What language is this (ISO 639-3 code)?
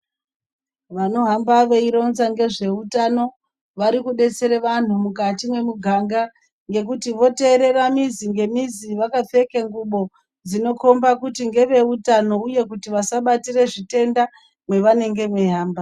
ndc